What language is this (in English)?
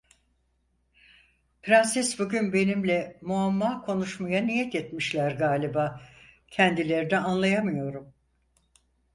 Turkish